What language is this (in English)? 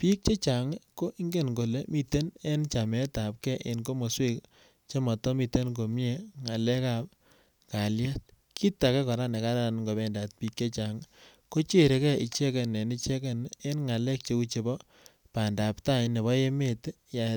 Kalenjin